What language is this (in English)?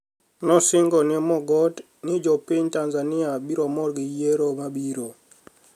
Luo (Kenya and Tanzania)